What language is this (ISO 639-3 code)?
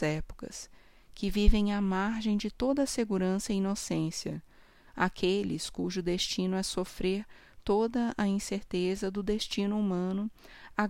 por